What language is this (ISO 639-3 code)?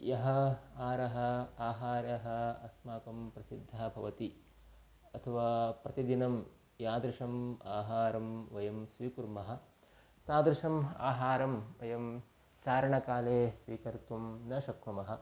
san